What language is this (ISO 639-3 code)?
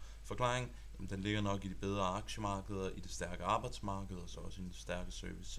dan